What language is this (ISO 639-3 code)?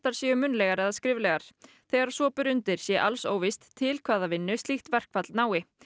isl